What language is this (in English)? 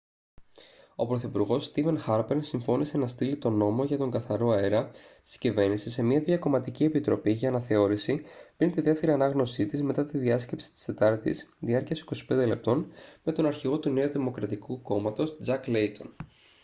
Greek